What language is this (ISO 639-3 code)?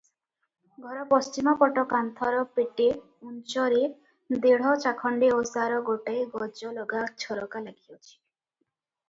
ori